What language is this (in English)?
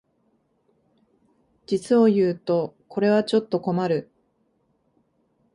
Japanese